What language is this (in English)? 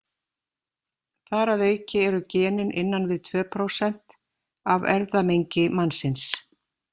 Icelandic